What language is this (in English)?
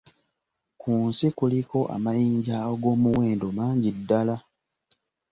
Ganda